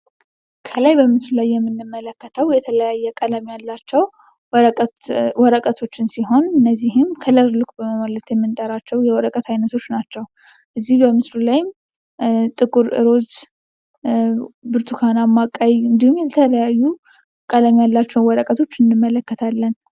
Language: Amharic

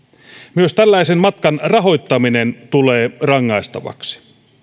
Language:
Finnish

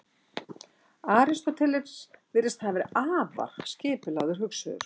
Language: Icelandic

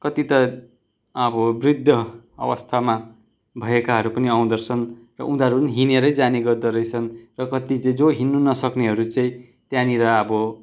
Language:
Nepali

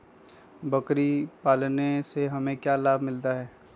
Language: Magahi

